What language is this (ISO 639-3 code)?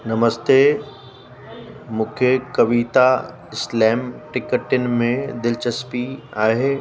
snd